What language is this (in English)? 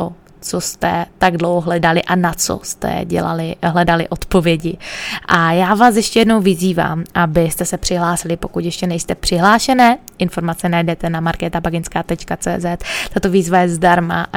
Czech